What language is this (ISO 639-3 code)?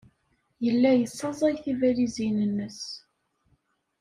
kab